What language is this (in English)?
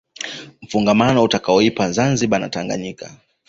Swahili